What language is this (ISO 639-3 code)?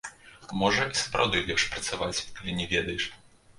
bel